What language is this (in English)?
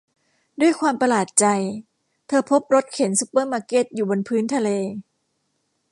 Thai